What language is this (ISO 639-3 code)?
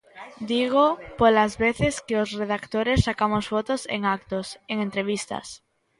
glg